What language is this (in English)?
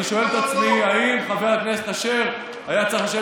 Hebrew